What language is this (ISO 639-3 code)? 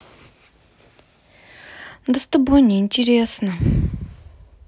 rus